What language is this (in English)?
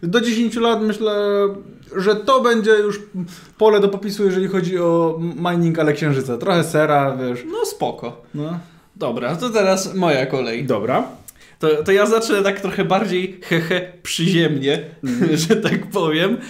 Polish